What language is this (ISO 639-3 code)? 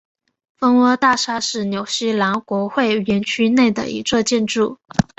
zho